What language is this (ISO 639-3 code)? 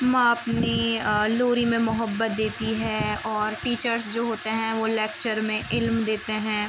urd